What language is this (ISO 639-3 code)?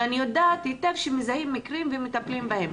heb